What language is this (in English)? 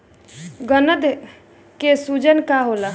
Bhojpuri